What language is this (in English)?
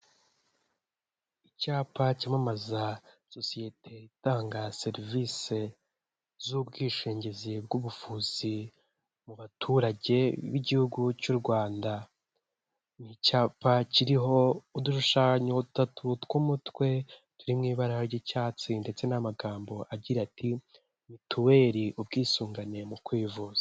Kinyarwanda